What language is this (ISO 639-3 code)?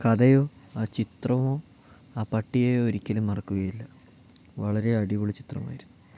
mal